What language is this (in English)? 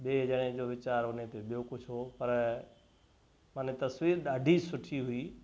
Sindhi